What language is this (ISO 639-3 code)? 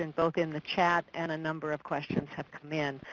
eng